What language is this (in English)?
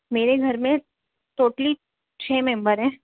Urdu